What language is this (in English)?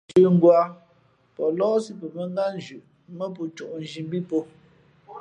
Fe'fe'